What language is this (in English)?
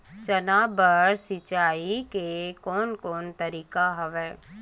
Chhattisgarhi